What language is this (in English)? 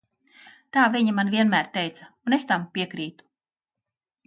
Latvian